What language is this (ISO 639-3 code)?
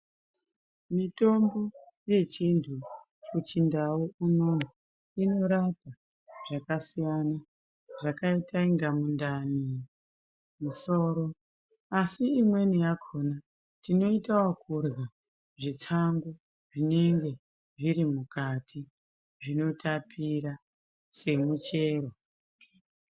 ndc